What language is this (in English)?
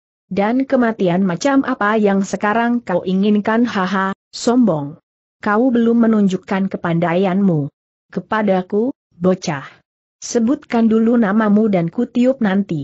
Indonesian